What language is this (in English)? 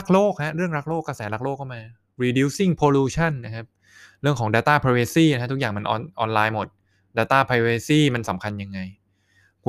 Thai